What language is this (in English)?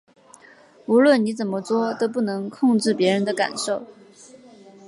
Chinese